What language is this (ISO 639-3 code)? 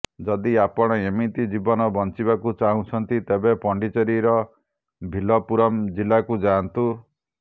ori